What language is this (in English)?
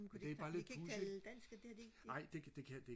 Danish